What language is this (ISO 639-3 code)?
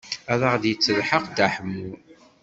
kab